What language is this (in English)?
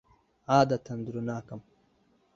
Central Kurdish